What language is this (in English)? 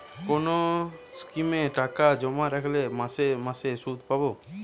Bangla